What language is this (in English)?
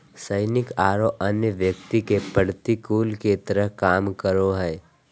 Magahi